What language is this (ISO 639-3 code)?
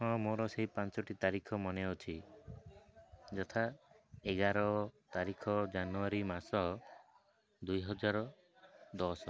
ori